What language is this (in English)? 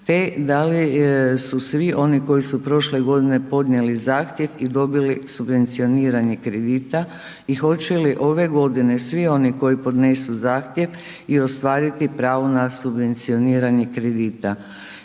Croatian